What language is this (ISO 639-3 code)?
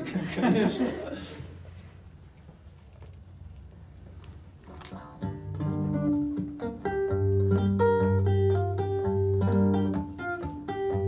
rus